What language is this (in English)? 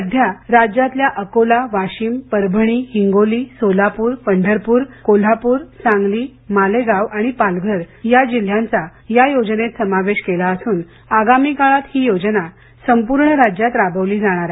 Marathi